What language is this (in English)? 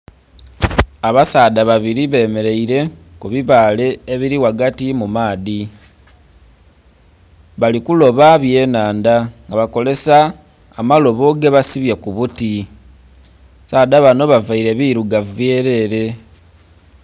Soga